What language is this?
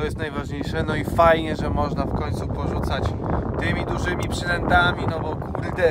Polish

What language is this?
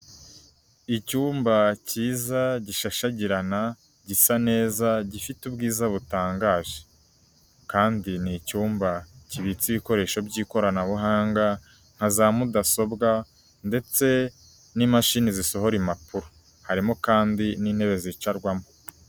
Kinyarwanda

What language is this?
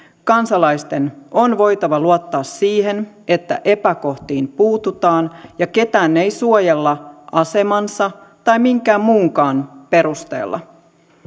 Finnish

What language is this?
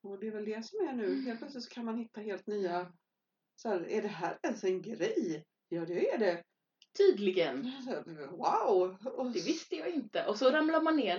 Swedish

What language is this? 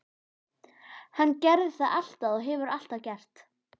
Icelandic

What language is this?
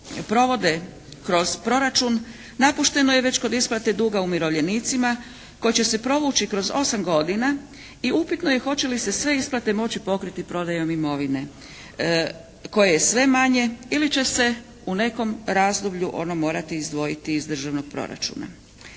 Croatian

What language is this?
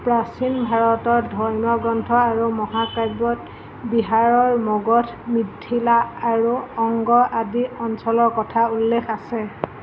Assamese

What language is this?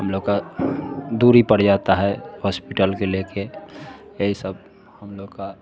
Hindi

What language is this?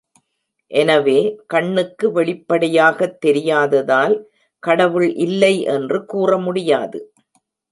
Tamil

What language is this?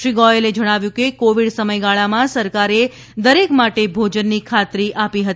Gujarati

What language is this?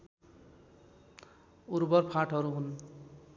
Nepali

